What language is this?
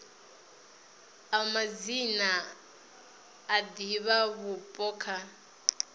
Venda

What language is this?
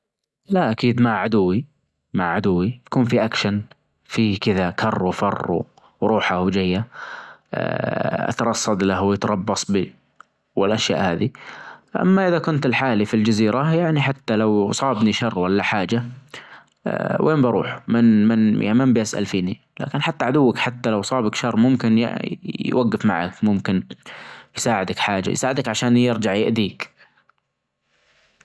Najdi Arabic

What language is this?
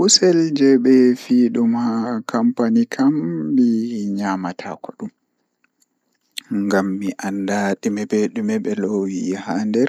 Fula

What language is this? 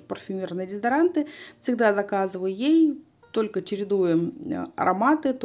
Russian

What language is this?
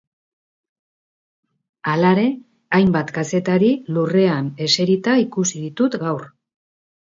Basque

